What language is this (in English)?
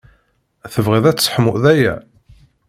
Kabyle